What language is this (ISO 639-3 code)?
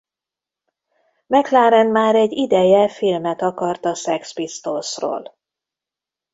hun